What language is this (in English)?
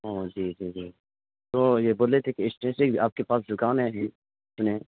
Urdu